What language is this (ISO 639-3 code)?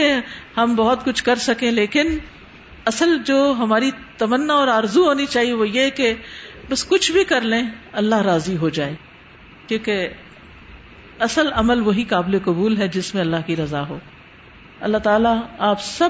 urd